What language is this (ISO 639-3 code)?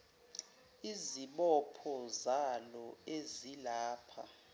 zul